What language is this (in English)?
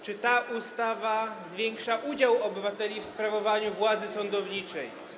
Polish